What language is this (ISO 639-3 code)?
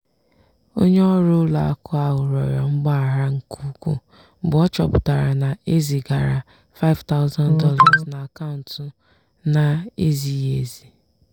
ibo